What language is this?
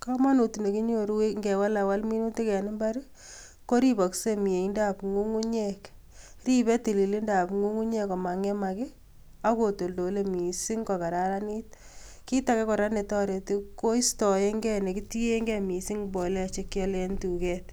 Kalenjin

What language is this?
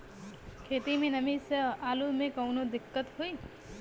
Bhojpuri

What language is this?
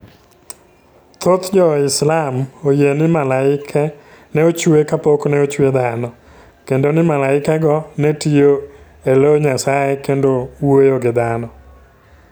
Luo (Kenya and Tanzania)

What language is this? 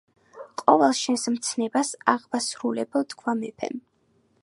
Georgian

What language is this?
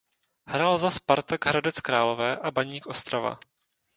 Czech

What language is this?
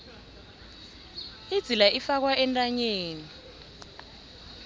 South Ndebele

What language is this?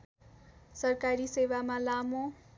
Nepali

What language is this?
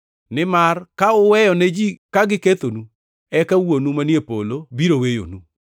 Luo (Kenya and Tanzania)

